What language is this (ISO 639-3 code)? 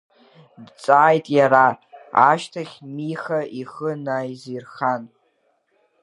abk